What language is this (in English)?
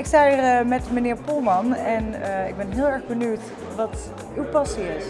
Dutch